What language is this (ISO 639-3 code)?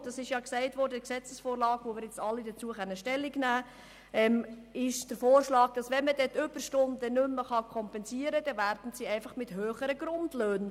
gsw